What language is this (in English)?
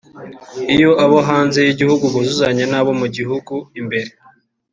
Kinyarwanda